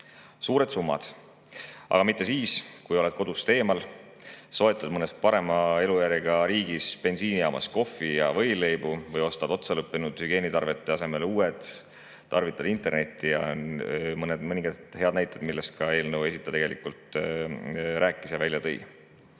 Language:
Estonian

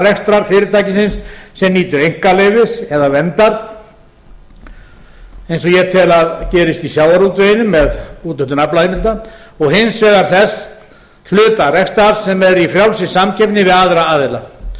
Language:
Icelandic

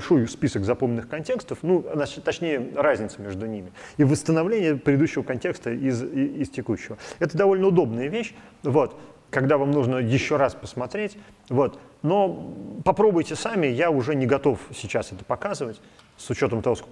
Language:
Russian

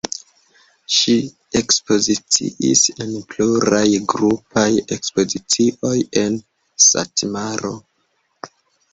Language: Esperanto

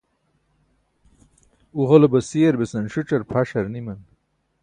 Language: Burushaski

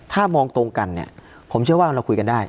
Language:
Thai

